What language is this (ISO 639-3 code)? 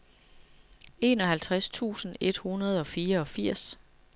dan